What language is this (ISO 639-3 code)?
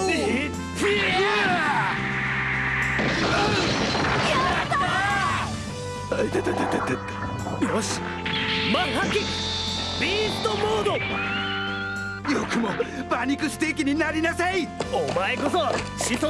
jpn